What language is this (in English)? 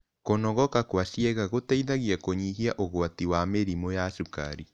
Kikuyu